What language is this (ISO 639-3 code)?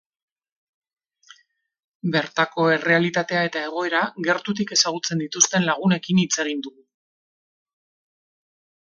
eus